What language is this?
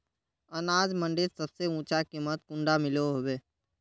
Magahi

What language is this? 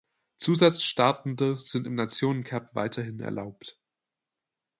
German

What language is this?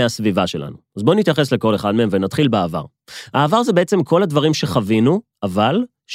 Hebrew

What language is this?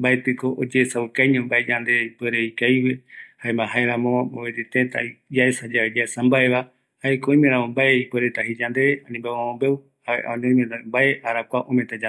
Eastern Bolivian Guaraní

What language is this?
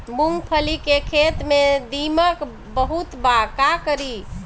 Bhojpuri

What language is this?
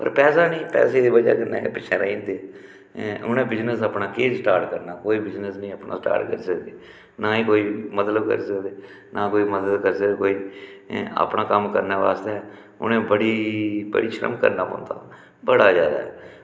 Dogri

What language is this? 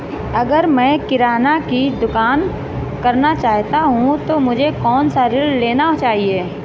Hindi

